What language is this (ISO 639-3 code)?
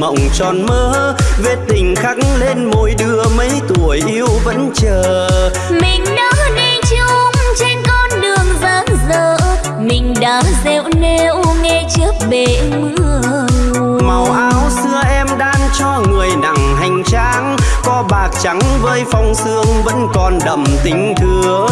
vie